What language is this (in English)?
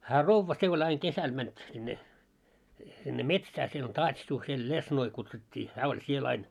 Finnish